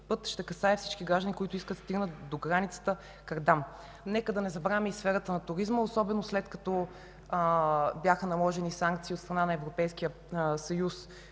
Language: Bulgarian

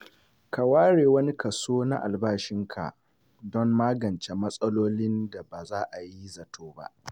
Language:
Hausa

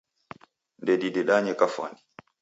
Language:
Taita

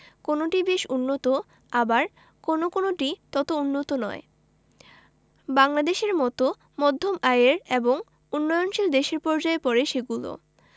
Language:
Bangla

